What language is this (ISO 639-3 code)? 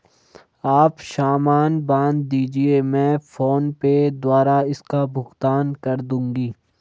hin